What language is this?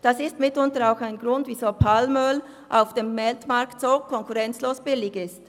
Swiss German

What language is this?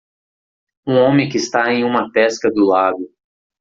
Portuguese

